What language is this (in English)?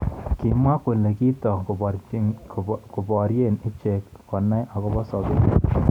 Kalenjin